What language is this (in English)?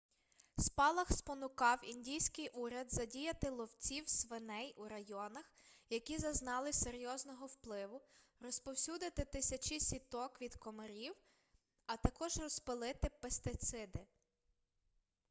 Ukrainian